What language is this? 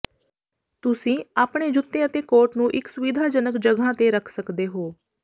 Punjabi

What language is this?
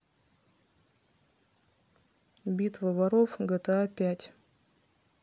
Russian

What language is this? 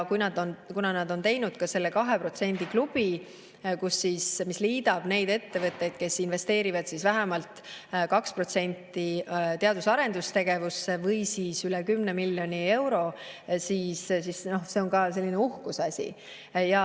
Estonian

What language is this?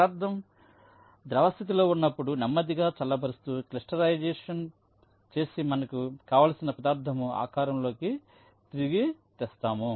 Telugu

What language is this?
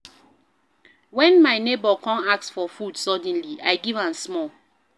Nigerian Pidgin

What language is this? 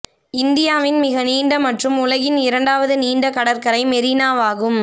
Tamil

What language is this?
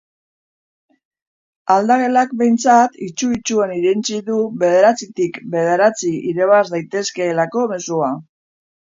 Basque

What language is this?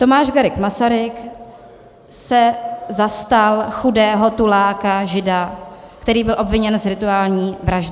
Czech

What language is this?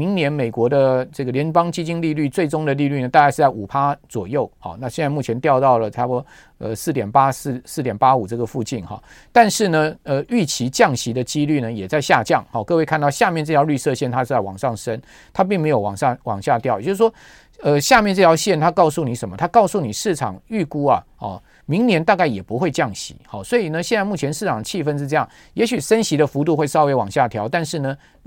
Chinese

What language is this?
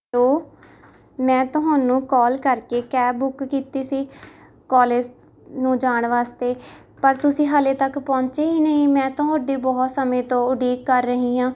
Punjabi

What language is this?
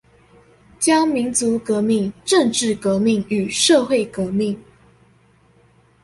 Chinese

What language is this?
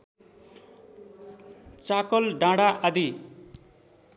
Nepali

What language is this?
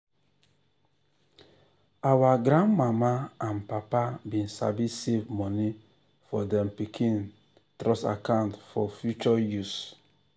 Nigerian Pidgin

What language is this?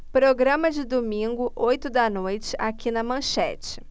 Portuguese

